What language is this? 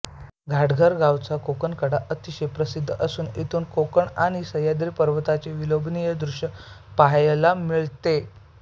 Marathi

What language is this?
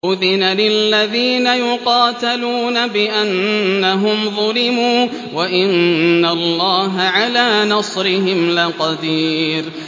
Arabic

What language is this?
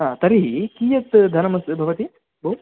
Sanskrit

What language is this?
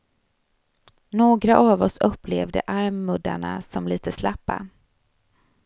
Swedish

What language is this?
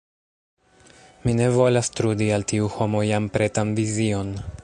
Esperanto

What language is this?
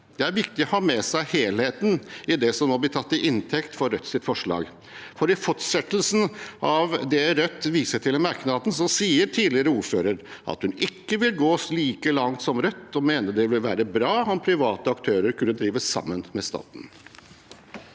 Norwegian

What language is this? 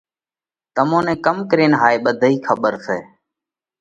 Parkari Koli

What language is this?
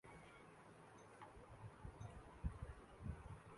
Urdu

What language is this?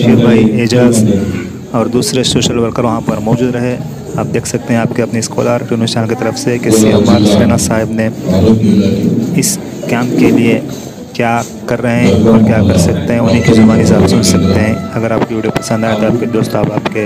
Romanian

